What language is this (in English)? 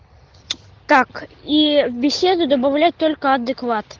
Russian